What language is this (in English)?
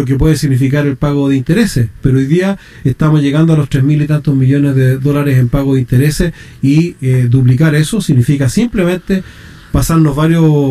Spanish